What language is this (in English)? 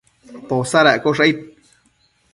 Matsés